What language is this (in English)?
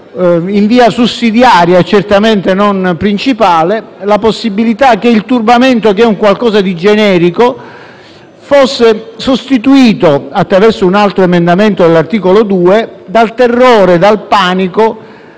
Italian